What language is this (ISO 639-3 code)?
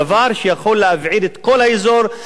heb